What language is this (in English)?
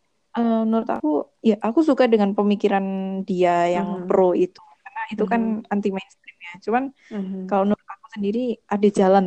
Indonesian